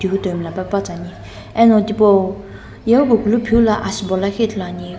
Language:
Sumi Naga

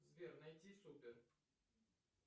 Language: Russian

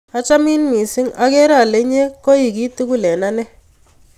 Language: Kalenjin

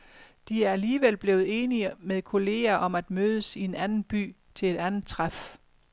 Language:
Danish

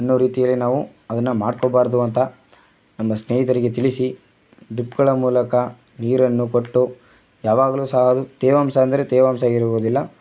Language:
Kannada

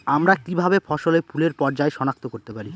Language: Bangla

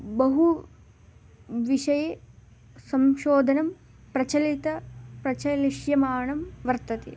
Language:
Sanskrit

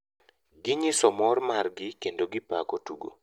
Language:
Luo (Kenya and Tanzania)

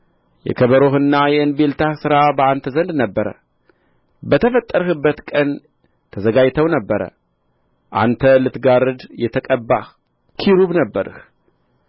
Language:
Amharic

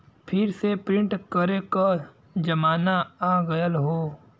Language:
Bhojpuri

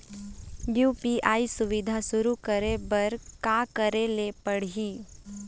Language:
Chhattisgarhi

